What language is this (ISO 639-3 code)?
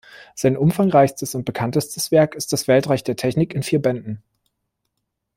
deu